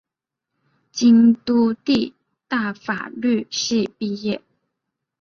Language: Chinese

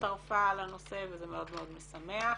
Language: Hebrew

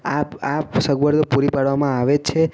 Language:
Gujarati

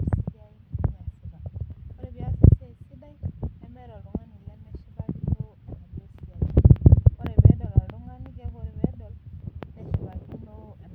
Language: Masai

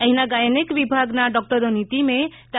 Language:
Gujarati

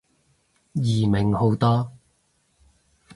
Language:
Cantonese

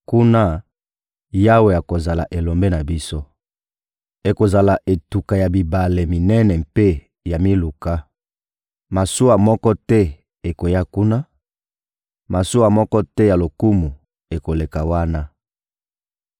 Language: Lingala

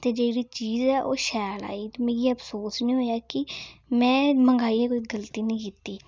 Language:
Dogri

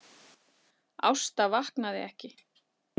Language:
Icelandic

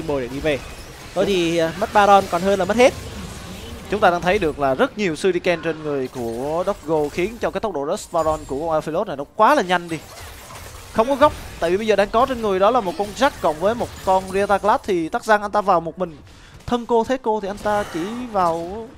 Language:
Vietnamese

